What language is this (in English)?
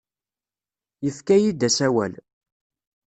Kabyle